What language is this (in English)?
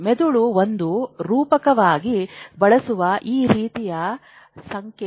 Kannada